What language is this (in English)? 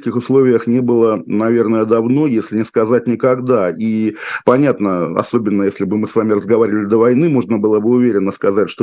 Russian